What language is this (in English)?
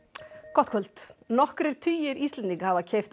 Icelandic